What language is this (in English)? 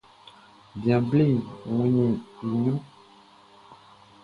Baoulé